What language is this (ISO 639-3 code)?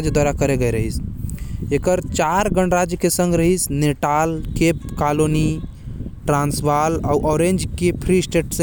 kfp